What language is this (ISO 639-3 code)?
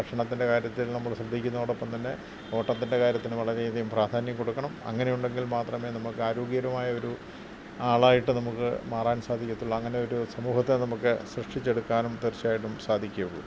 mal